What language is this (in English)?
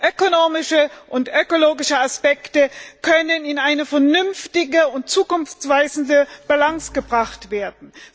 German